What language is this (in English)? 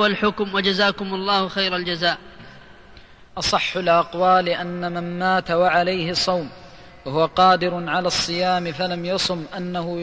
Arabic